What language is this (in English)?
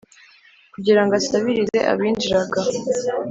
Kinyarwanda